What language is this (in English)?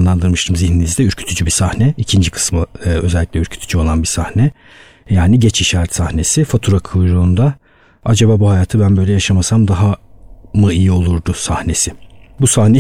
Turkish